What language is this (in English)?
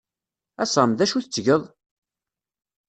Kabyle